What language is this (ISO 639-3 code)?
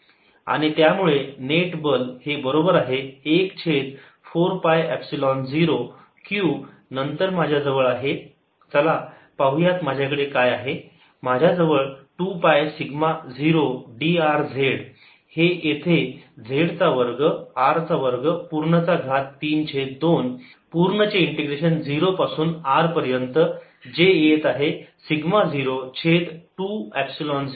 mar